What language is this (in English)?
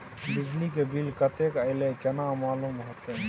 Maithili